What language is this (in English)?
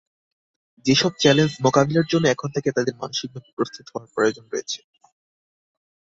Bangla